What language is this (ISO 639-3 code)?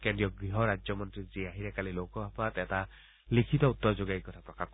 asm